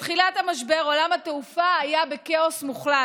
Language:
Hebrew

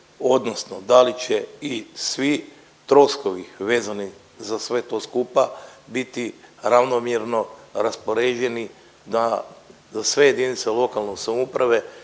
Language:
Croatian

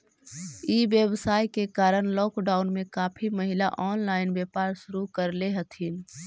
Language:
Magahi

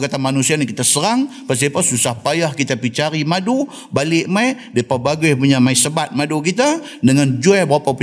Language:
Malay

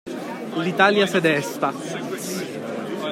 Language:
Italian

